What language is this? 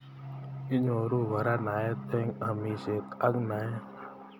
Kalenjin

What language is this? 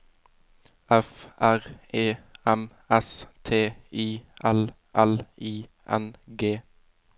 Norwegian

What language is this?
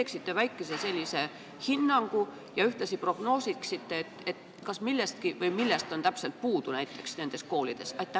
Estonian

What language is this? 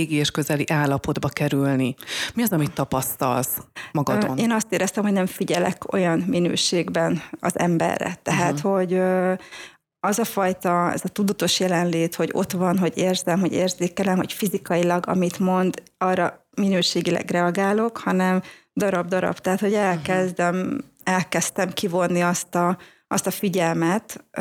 Hungarian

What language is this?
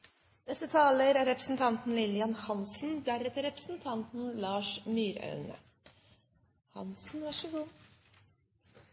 Norwegian Bokmål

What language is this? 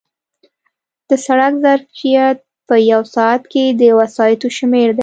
Pashto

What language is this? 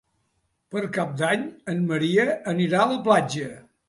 Catalan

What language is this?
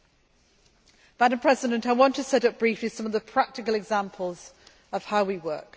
English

